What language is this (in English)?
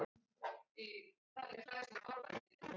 Icelandic